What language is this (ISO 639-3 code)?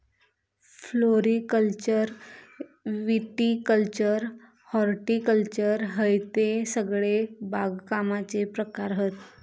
mar